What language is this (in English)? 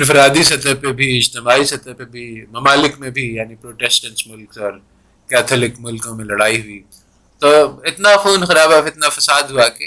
Urdu